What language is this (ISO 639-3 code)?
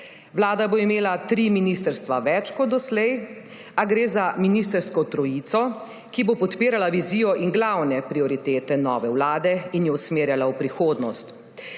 slv